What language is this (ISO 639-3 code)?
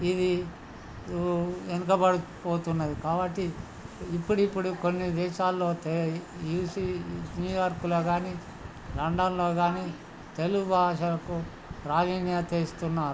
tel